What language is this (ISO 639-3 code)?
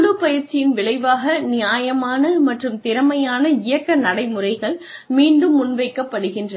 tam